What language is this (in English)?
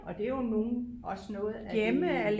Danish